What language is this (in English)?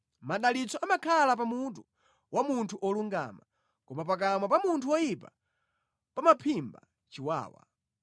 Nyanja